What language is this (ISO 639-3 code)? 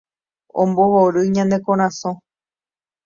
grn